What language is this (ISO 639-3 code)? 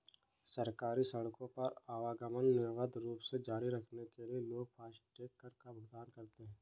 hin